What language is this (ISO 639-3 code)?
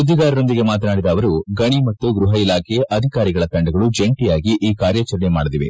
kan